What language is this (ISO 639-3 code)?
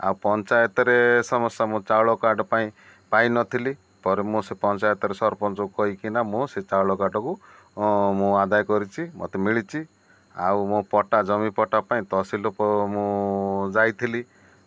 ori